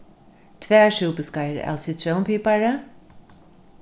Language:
Faroese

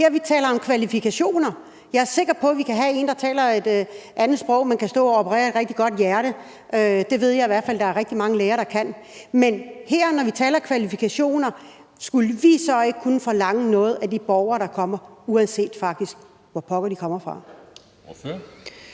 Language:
Danish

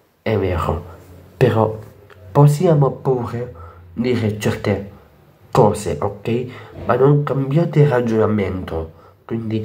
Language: Italian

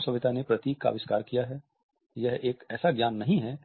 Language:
Hindi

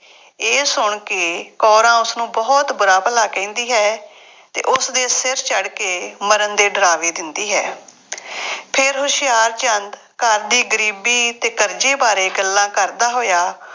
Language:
Punjabi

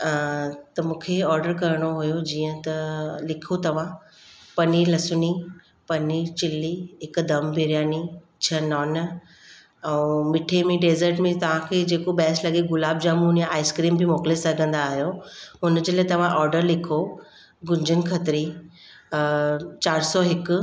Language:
Sindhi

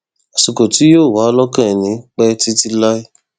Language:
Yoruba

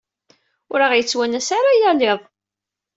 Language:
Kabyle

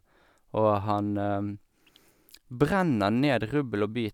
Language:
Norwegian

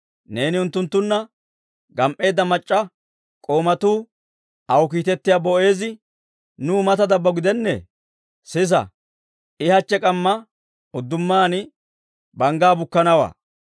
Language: Dawro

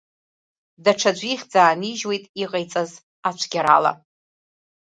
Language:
Abkhazian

